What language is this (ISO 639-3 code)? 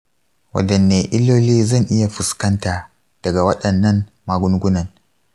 hau